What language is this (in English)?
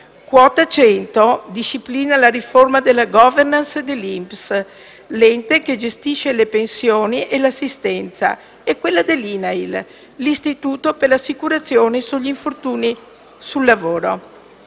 Italian